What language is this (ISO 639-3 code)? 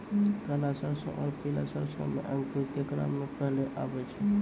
mai